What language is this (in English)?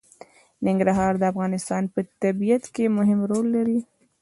Pashto